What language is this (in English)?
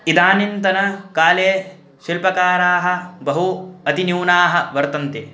Sanskrit